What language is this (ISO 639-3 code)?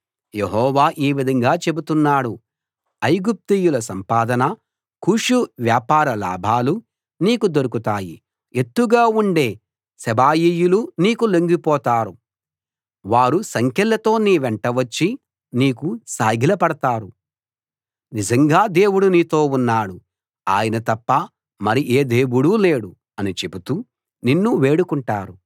tel